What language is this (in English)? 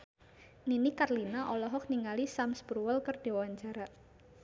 Sundanese